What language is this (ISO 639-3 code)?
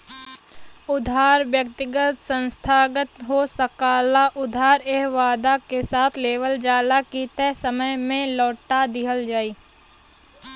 bho